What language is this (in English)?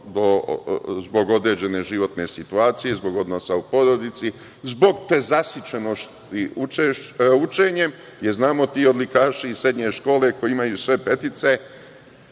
Serbian